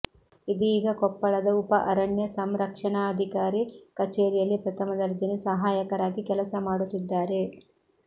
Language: Kannada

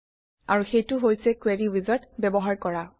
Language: Assamese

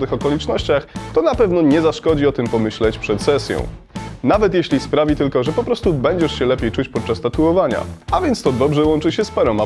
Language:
Polish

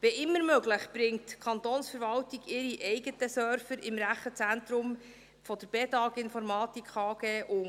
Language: Swiss German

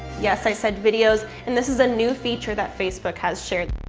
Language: English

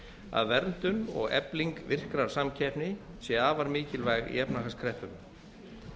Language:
Icelandic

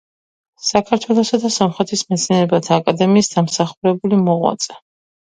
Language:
Georgian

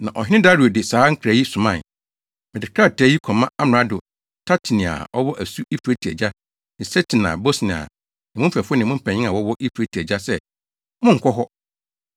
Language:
Akan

